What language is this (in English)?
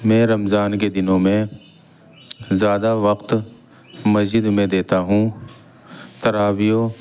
Urdu